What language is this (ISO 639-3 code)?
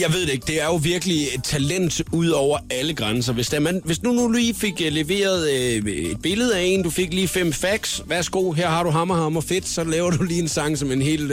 dan